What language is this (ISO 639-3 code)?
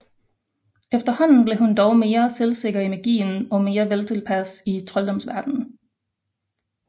dan